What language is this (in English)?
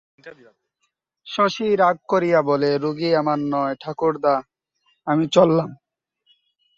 Bangla